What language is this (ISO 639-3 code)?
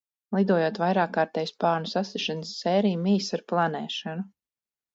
lav